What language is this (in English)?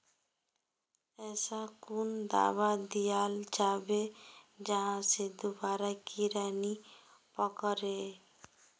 Magahi